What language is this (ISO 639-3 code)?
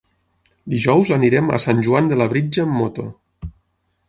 cat